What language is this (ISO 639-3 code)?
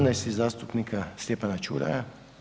hrv